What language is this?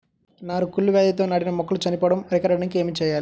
Telugu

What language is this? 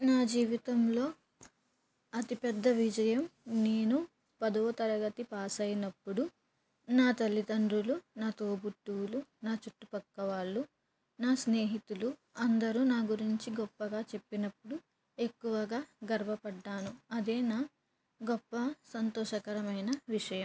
Telugu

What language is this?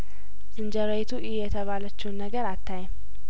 Amharic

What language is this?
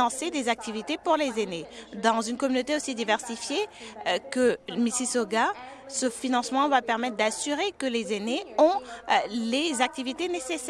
French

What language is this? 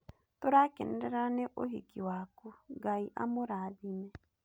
Kikuyu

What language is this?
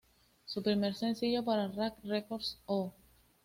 Spanish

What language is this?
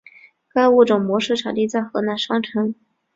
Chinese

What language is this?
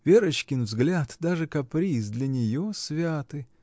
Russian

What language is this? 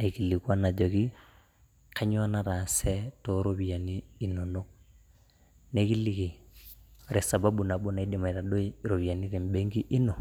Masai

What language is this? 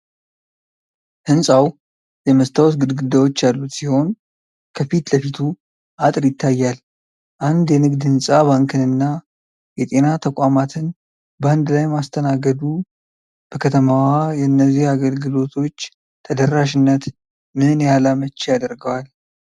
Amharic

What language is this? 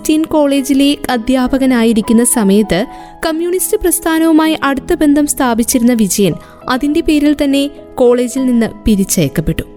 Malayalam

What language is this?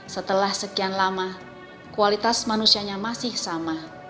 Indonesian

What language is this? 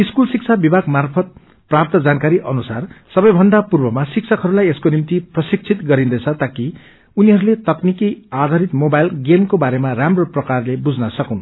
Nepali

